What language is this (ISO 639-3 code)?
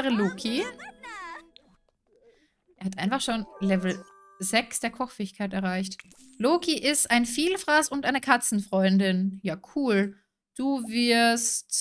deu